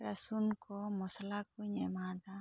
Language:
Santali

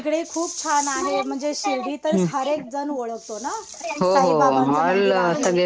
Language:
Marathi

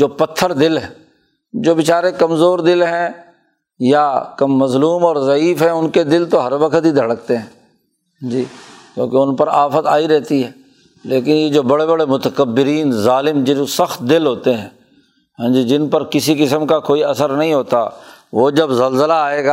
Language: Urdu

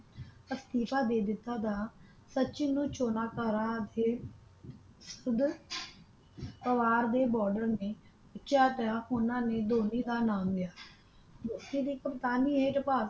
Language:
Punjabi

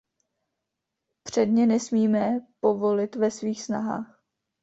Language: Czech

